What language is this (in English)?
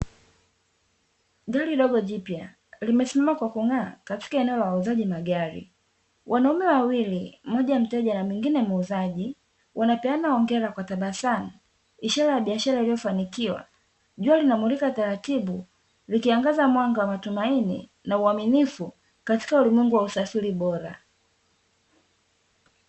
Swahili